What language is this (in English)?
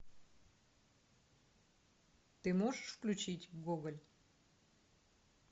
Russian